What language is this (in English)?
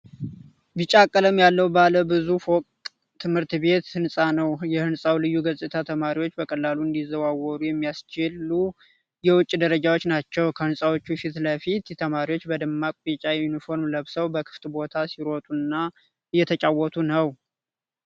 Amharic